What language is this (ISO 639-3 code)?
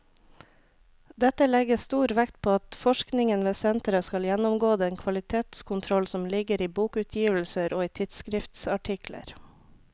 nor